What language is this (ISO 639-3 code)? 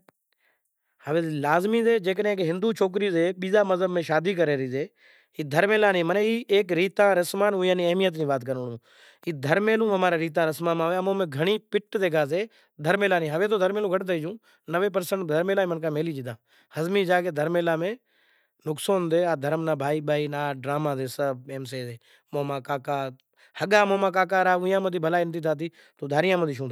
gjk